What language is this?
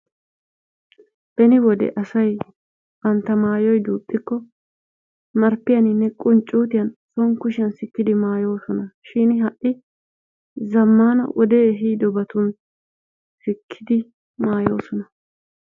Wolaytta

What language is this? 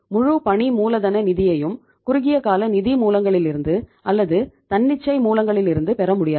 Tamil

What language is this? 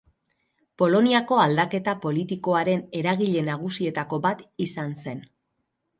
Basque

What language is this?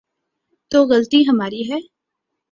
Urdu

